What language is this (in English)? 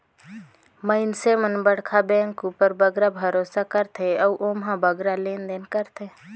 Chhattisgarhi